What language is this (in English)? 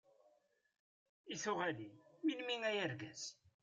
Kabyle